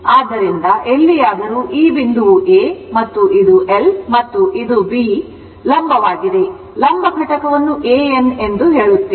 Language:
Kannada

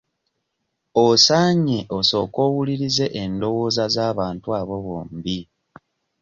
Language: Ganda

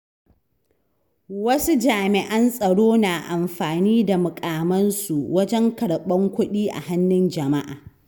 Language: Hausa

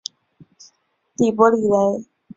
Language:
Chinese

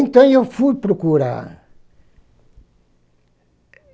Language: Portuguese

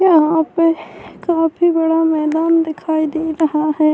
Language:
Urdu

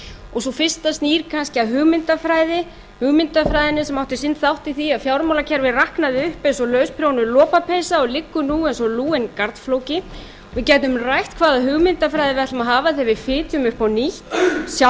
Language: Icelandic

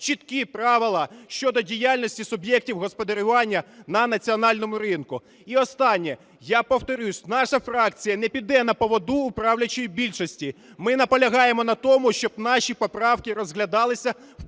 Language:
Ukrainian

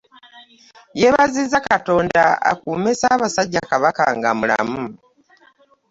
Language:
Ganda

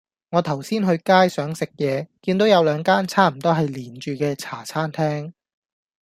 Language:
Cantonese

